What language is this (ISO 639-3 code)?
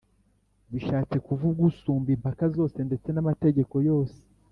kin